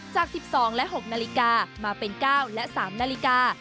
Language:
Thai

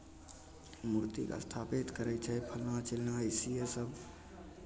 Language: Maithili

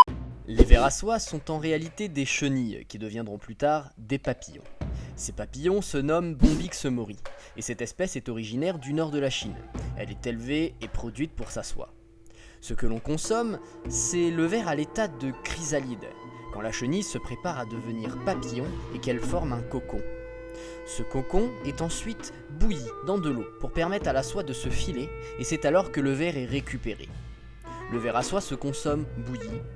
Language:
French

